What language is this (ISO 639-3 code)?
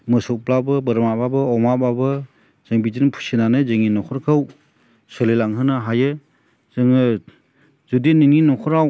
brx